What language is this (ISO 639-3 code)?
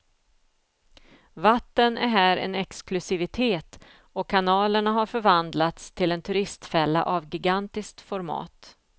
swe